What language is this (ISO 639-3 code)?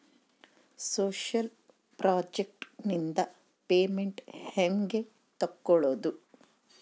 kan